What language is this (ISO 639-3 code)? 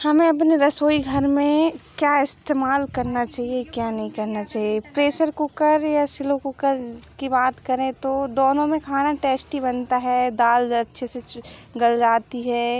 hin